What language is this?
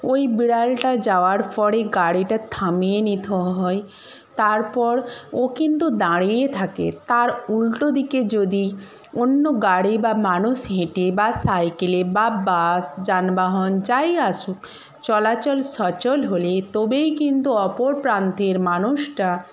Bangla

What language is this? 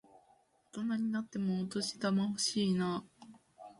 Japanese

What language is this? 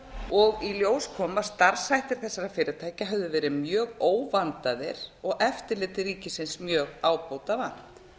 Icelandic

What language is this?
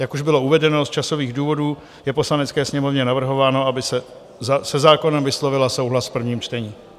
Czech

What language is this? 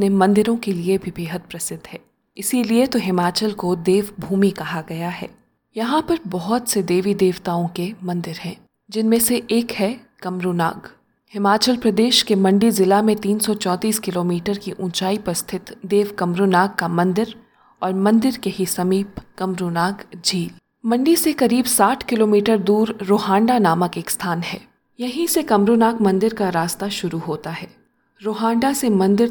Hindi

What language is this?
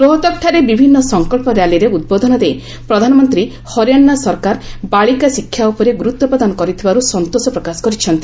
Odia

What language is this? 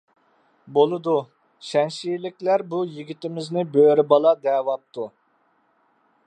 Uyghur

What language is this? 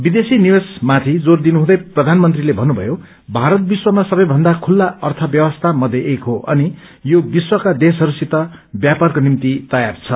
Nepali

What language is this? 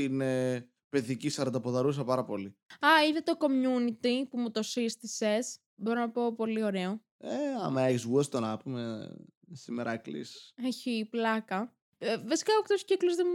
Greek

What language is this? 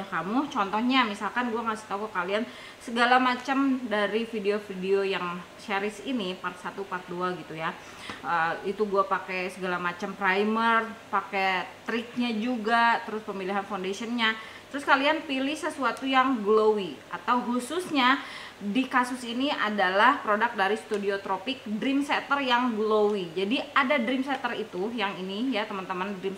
Indonesian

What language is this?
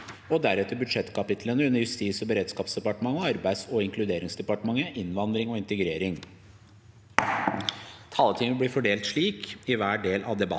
Norwegian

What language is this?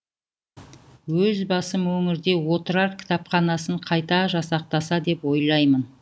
Kazakh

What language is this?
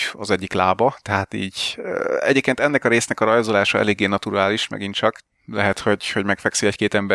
Hungarian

